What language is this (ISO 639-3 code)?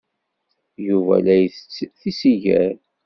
kab